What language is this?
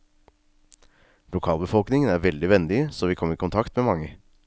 Norwegian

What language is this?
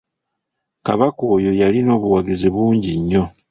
Ganda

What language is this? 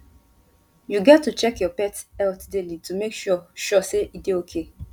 Nigerian Pidgin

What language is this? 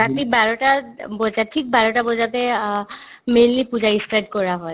Assamese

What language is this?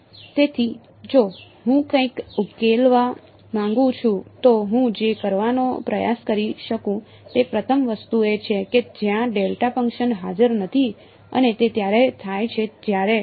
Gujarati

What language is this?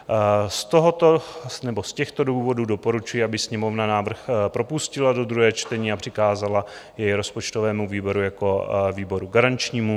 Czech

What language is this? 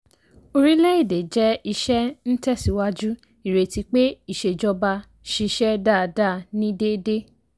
Yoruba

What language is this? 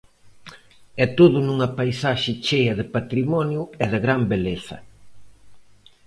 Galician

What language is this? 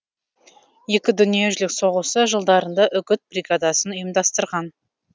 Kazakh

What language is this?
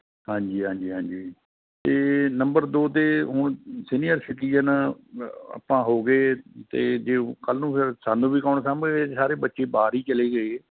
Punjabi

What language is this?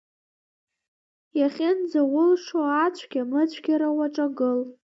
Abkhazian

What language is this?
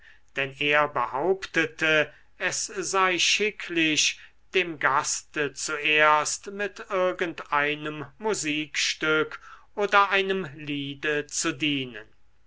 German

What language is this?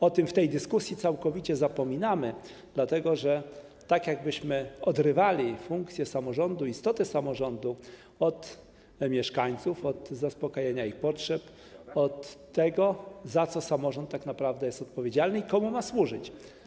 Polish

